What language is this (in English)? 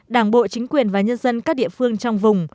Vietnamese